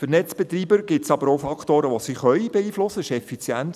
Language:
Swiss German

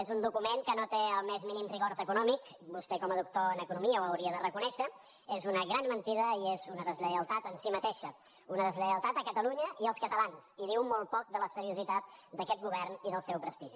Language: Catalan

